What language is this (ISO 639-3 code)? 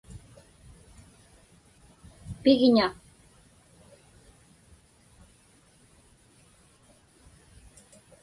ipk